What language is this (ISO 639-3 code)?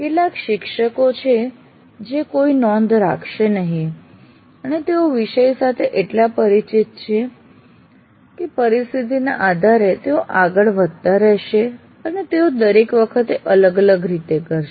guj